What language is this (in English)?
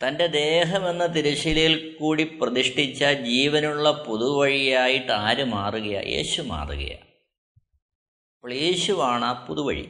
Malayalam